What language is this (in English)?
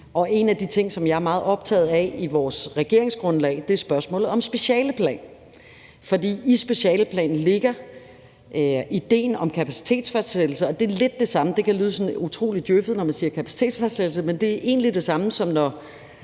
Danish